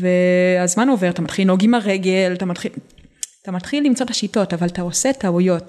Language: Hebrew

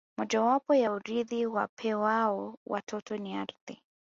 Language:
Swahili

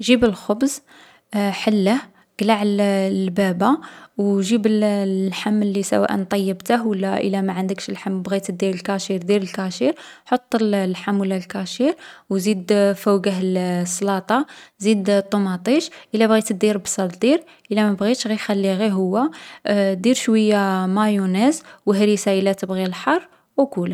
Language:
Algerian Arabic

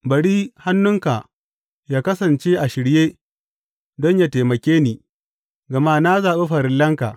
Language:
Hausa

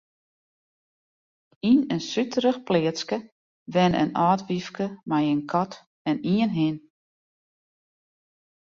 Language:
Western Frisian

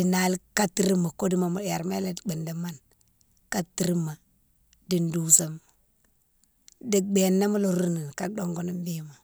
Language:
Mansoanka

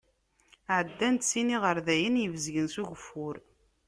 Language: Kabyle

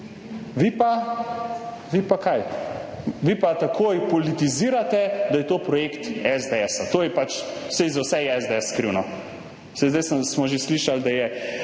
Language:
Slovenian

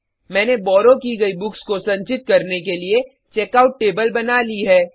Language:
Hindi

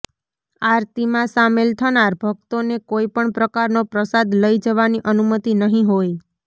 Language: Gujarati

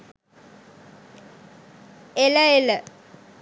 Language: Sinhala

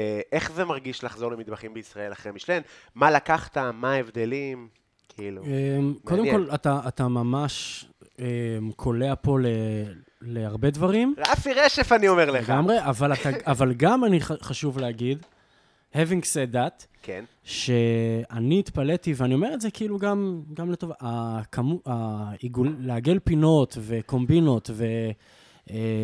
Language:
Hebrew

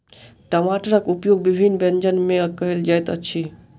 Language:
Maithili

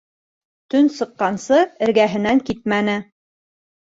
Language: Bashkir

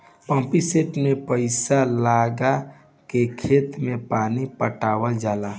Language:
Bhojpuri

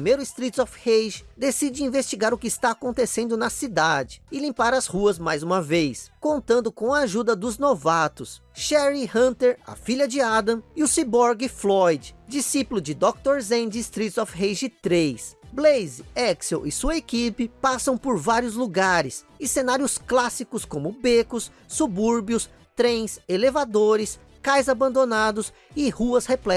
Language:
Portuguese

